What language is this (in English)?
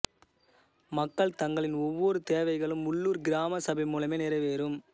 Tamil